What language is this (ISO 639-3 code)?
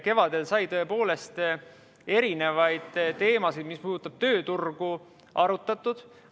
est